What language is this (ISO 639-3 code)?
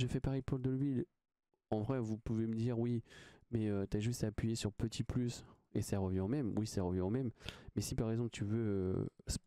fra